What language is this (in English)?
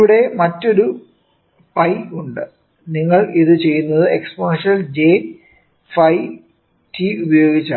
Malayalam